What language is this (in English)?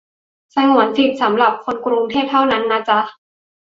Thai